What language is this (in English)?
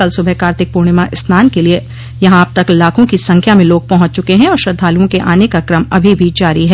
Hindi